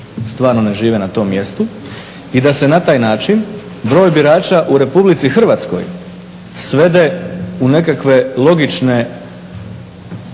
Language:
Croatian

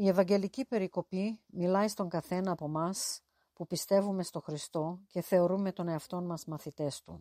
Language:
Greek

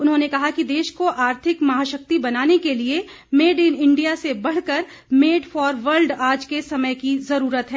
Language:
Hindi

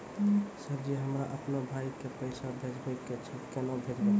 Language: Maithili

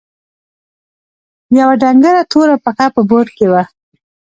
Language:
Pashto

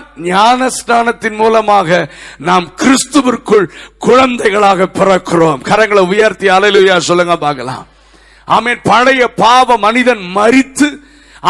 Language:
Tamil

